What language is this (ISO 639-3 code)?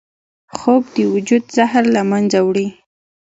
pus